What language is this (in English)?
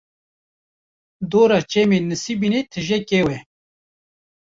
Kurdish